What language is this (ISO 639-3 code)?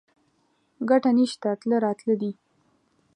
pus